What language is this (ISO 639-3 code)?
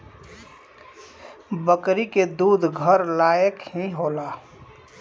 bho